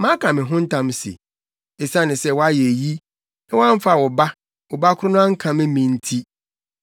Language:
Akan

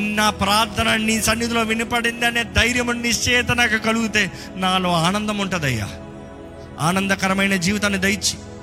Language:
Telugu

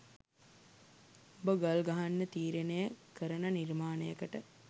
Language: Sinhala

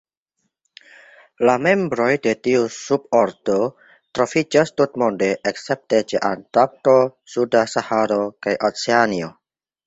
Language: Esperanto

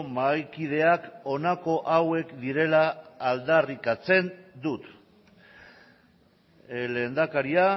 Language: Basque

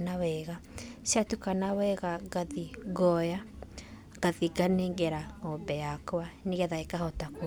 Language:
Kikuyu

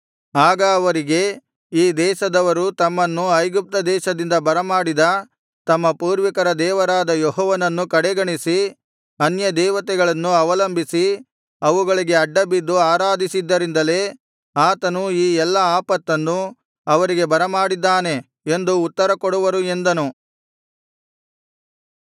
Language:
Kannada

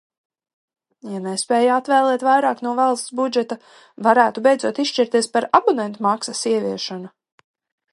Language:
Latvian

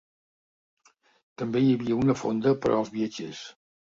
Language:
Catalan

